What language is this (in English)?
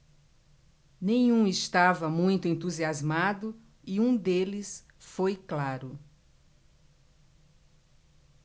Portuguese